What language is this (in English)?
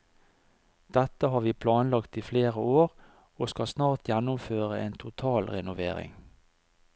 Norwegian